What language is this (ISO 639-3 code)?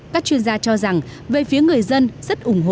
vie